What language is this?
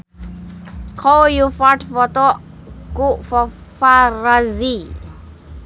Sundanese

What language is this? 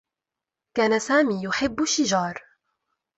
Arabic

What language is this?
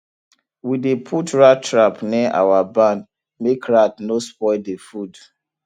Nigerian Pidgin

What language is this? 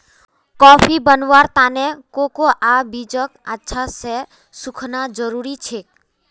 Magahi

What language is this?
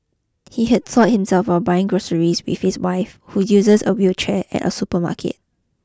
English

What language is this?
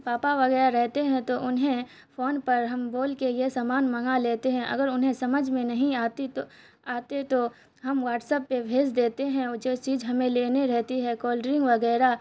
Urdu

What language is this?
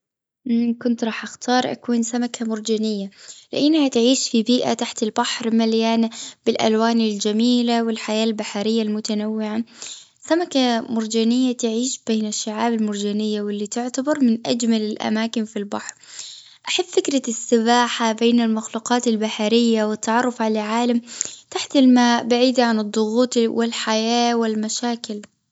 Gulf Arabic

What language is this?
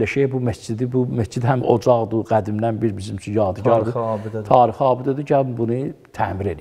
Turkish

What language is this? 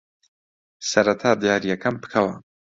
Central Kurdish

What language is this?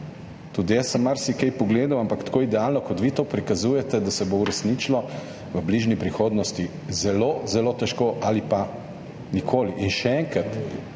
Slovenian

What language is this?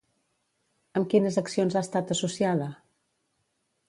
Catalan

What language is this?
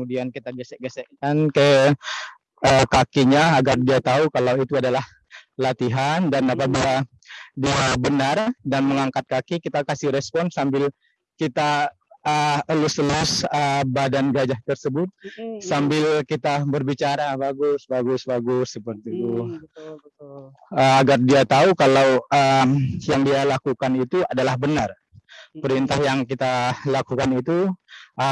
Indonesian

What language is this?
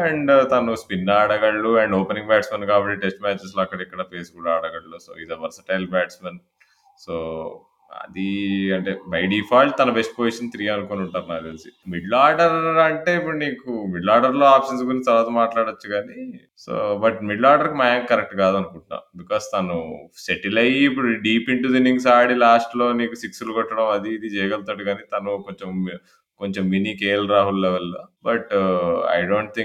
Telugu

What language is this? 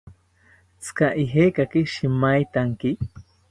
South Ucayali Ashéninka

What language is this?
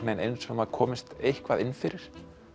Icelandic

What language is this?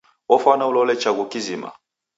Taita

